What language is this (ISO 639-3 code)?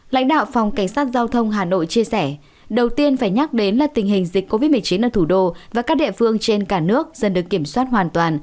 vie